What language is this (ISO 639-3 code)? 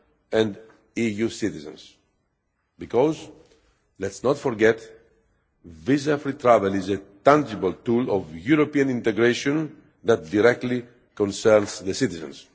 eng